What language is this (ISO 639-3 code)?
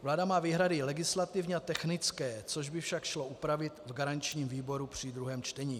ces